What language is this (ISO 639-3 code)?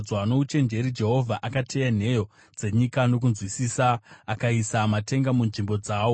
sna